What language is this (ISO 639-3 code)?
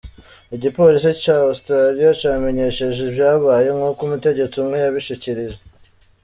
kin